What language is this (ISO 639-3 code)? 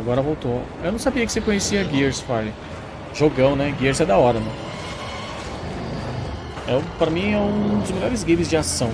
por